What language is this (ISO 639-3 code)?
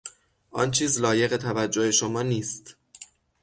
fas